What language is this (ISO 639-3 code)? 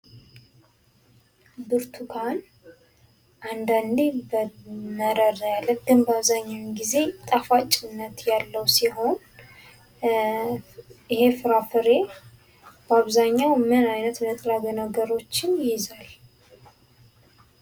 amh